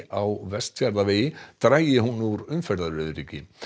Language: Icelandic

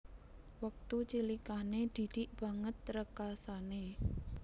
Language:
Javanese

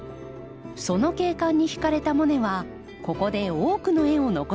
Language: Japanese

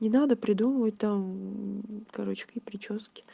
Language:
Russian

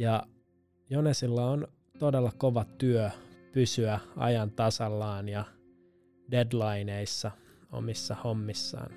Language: Finnish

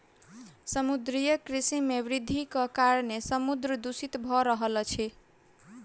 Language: Maithili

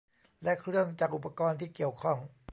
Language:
Thai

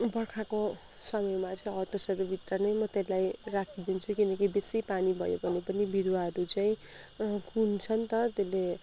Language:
Nepali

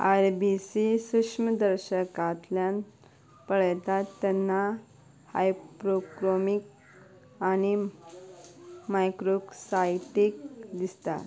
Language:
Konkani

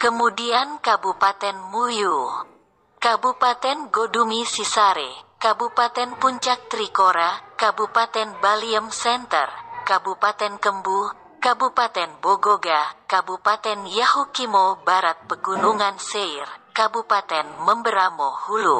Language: Indonesian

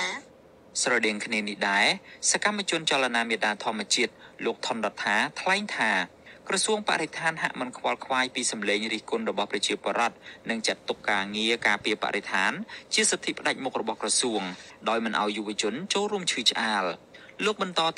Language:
Thai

